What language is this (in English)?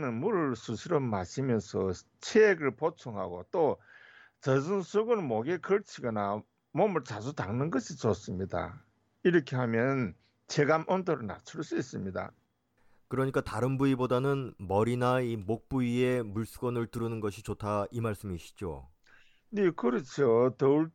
Korean